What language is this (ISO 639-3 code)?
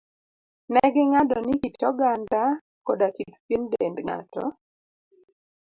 luo